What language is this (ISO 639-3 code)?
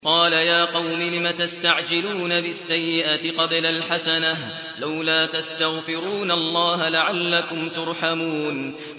ara